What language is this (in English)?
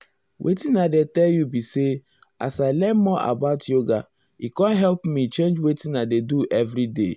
Nigerian Pidgin